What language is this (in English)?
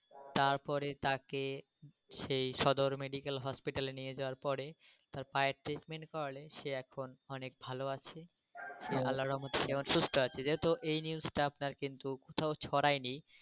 Bangla